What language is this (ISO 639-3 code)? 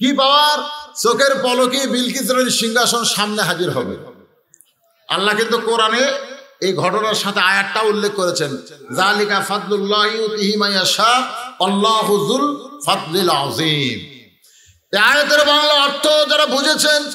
ara